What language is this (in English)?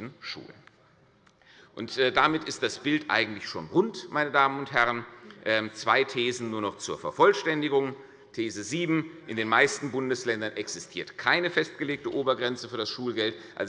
German